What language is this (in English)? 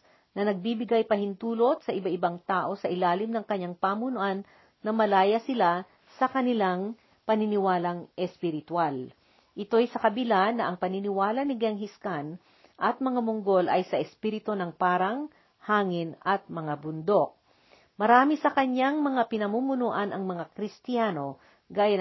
Filipino